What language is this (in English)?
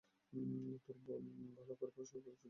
Bangla